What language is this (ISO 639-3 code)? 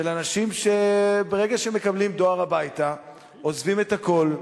heb